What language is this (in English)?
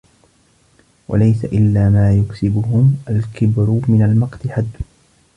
Arabic